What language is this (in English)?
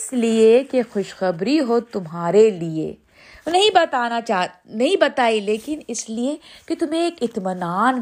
Urdu